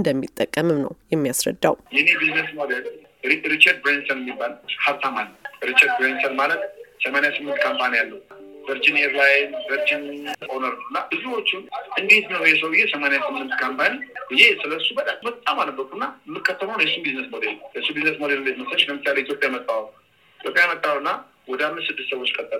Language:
Amharic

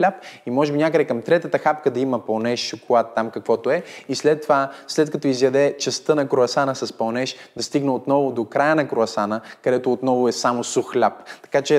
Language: Bulgarian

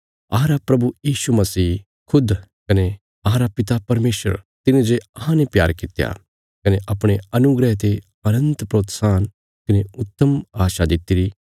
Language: Bilaspuri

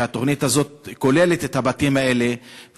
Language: Hebrew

